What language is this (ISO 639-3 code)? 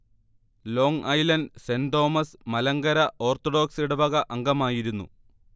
mal